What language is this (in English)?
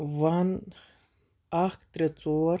Kashmiri